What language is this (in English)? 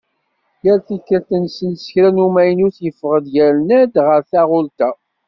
Kabyle